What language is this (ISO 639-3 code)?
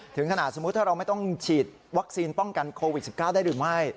tha